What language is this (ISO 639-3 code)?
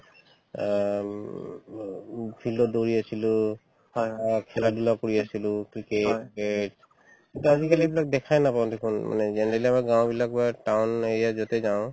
asm